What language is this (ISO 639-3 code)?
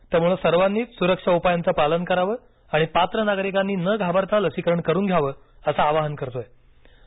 mar